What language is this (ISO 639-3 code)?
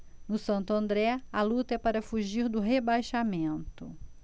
por